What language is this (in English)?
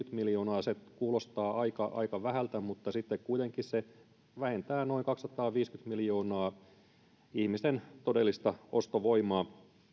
Finnish